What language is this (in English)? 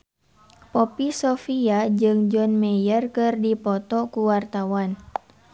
Sundanese